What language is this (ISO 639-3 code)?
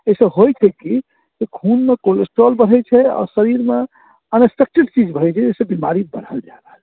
mai